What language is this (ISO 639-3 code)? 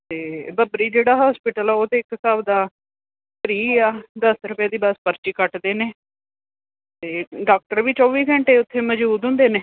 pan